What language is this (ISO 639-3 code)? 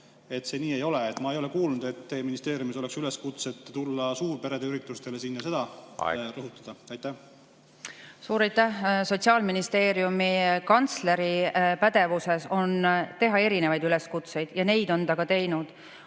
est